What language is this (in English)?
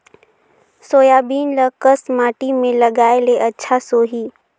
Chhattisgarhi